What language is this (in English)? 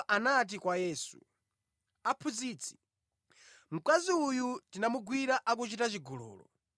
Nyanja